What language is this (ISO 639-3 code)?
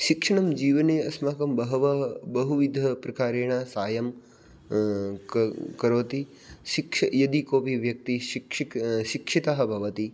san